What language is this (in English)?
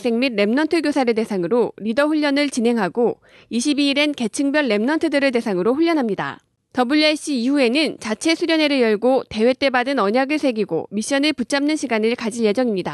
Korean